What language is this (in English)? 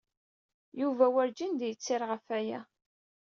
Kabyle